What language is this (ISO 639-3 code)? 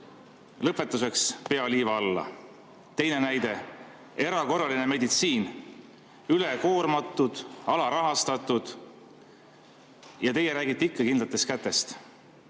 est